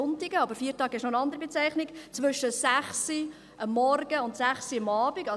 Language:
Swiss German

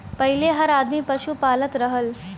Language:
Bhojpuri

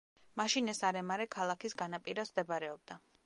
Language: Georgian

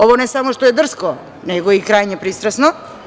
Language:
Serbian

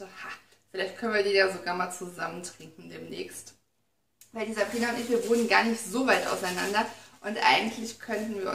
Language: German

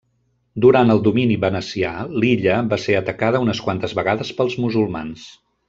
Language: Catalan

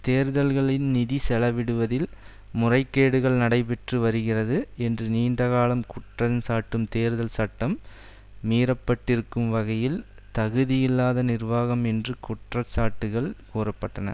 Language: Tamil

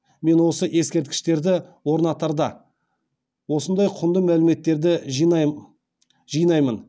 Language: Kazakh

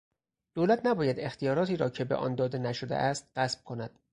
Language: Persian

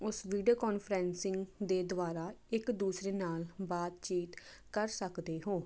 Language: Punjabi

